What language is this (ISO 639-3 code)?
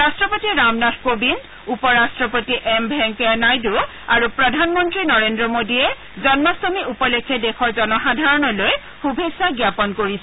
asm